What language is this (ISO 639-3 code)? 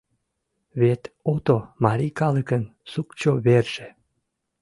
chm